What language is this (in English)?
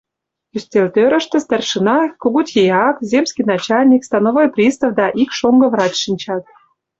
Mari